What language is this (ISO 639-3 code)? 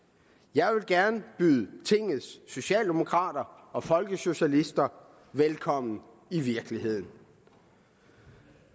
dan